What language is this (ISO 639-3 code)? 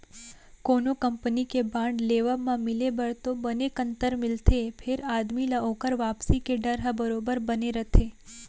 hne